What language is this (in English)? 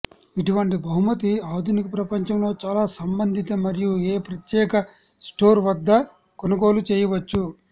Telugu